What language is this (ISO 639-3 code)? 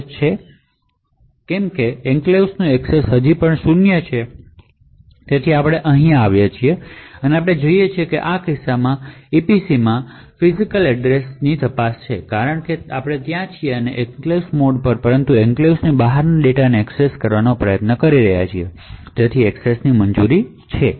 guj